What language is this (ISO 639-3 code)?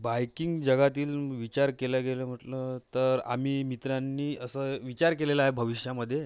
mar